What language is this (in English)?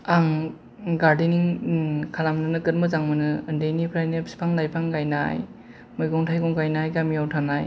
Bodo